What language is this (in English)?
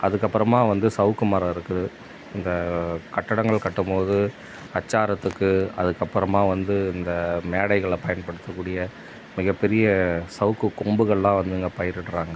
Tamil